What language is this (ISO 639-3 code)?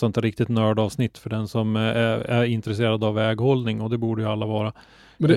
swe